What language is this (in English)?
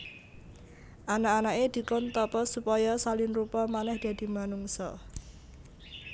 Javanese